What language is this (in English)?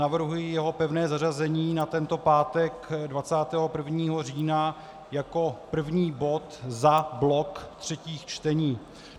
Czech